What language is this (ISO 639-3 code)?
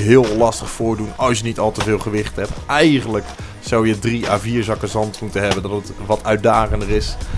nld